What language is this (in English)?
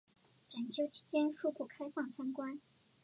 Chinese